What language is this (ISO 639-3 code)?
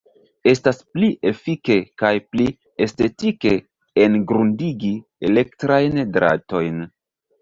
epo